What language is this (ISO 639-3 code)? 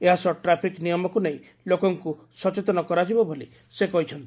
ori